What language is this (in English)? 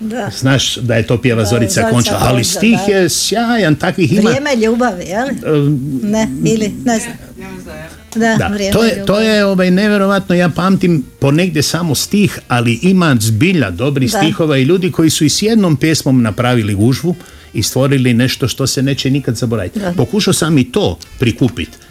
Croatian